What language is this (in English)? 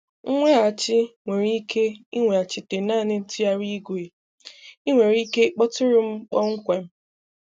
Igbo